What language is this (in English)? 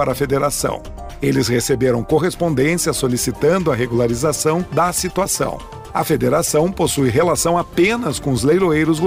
Portuguese